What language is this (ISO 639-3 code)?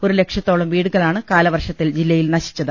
mal